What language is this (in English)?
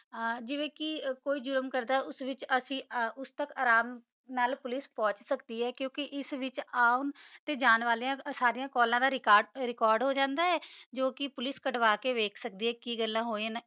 Punjabi